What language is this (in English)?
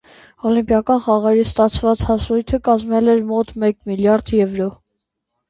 Armenian